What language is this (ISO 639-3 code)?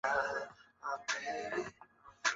zho